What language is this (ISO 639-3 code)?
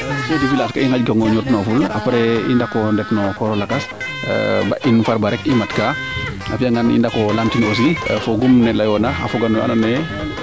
srr